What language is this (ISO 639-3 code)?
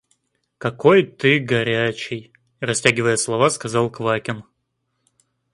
rus